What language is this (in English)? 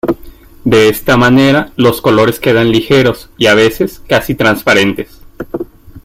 Spanish